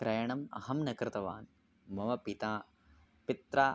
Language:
Sanskrit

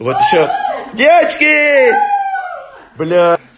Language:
Russian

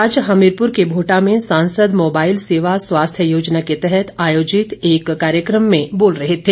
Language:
Hindi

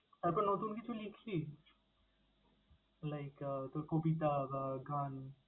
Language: Bangla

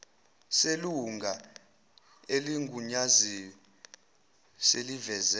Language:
Zulu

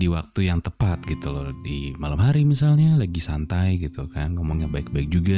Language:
Indonesian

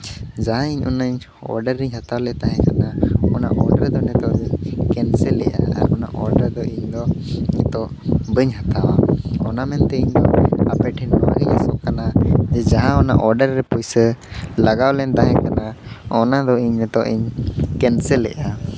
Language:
Santali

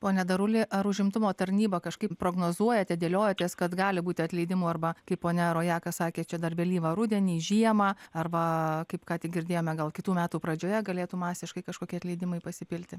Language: Lithuanian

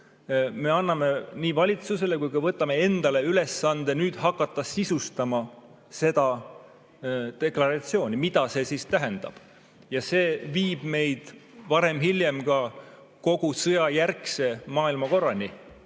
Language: Estonian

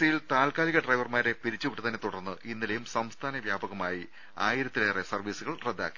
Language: Malayalam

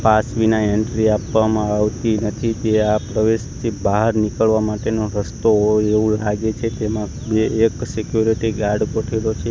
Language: Gujarati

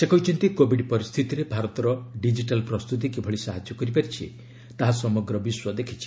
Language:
Odia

